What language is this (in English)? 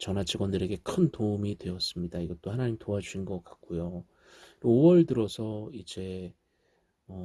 Korean